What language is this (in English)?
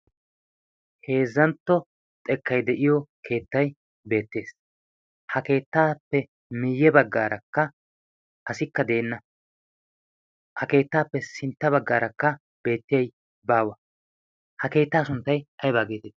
Wolaytta